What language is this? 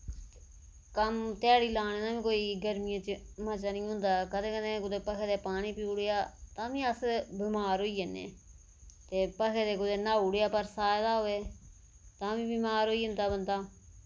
Dogri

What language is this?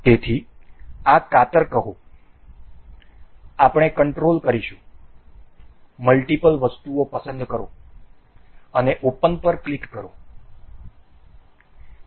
Gujarati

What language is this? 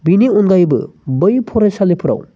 Bodo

